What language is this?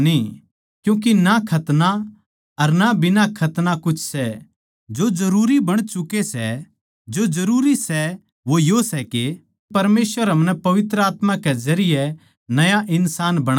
Haryanvi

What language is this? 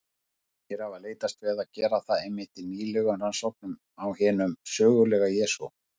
Icelandic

